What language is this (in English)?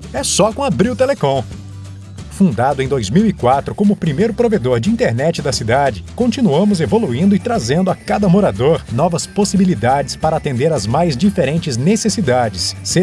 Portuguese